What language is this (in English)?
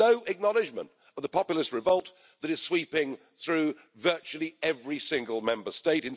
English